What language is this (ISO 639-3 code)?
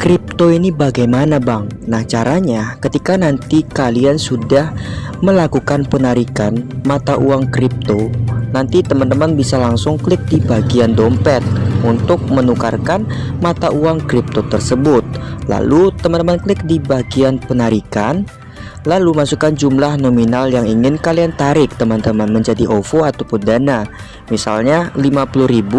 ind